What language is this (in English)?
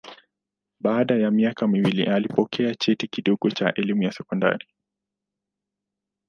Swahili